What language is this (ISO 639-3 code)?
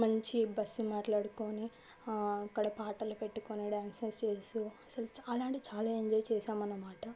tel